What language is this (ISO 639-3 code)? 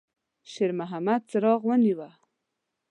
pus